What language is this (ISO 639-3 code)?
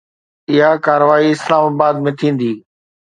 snd